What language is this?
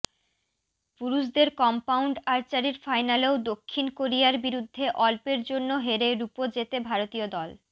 Bangla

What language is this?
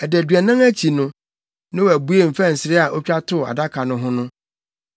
Akan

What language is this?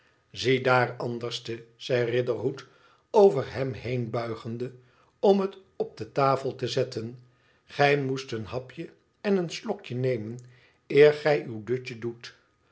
Dutch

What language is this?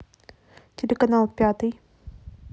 Russian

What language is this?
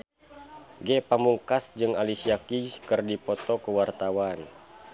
Sundanese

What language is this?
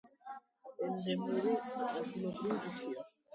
Georgian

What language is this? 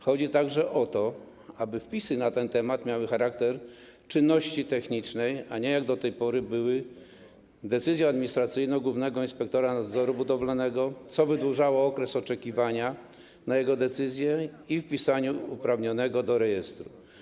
Polish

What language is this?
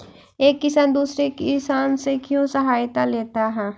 Magahi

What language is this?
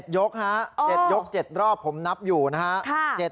Thai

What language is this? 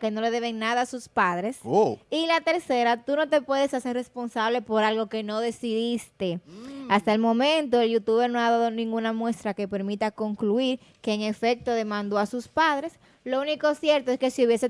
Spanish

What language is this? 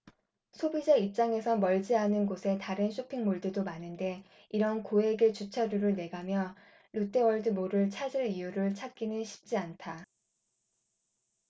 Korean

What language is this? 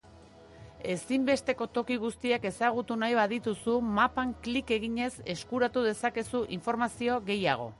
Basque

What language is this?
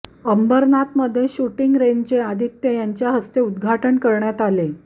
Marathi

